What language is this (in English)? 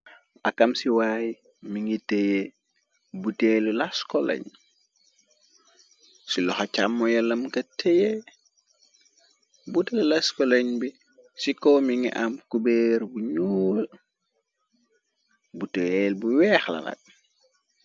Wolof